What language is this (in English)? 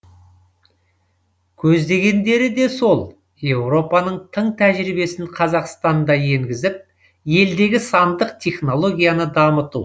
Kazakh